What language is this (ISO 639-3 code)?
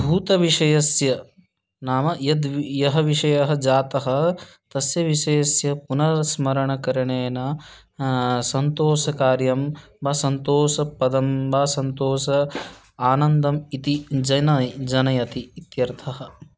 san